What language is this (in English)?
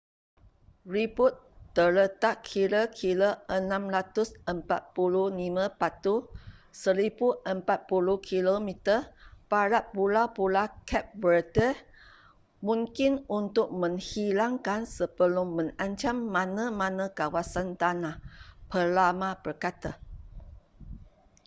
Malay